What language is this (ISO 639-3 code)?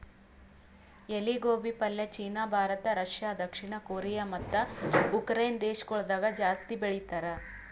kan